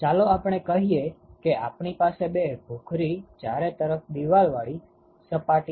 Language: Gujarati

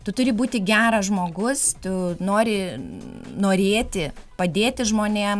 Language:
Lithuanian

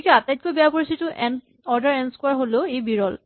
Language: Assamese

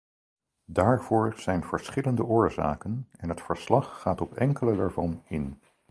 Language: Dutch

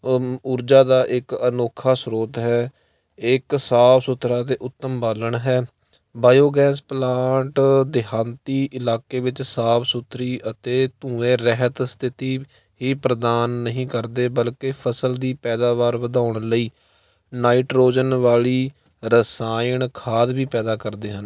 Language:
Punjabi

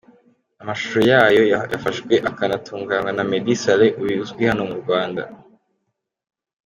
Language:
Kinyarwanda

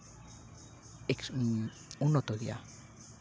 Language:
Santali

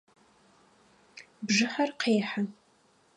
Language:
Adyghe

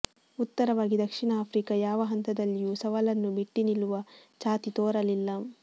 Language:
Kannada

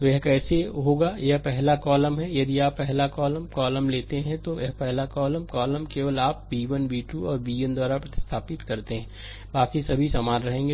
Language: Hindi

